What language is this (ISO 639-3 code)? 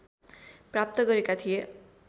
nep